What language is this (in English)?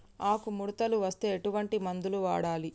Telugu